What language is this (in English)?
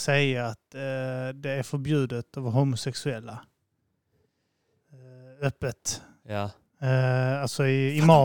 Swedish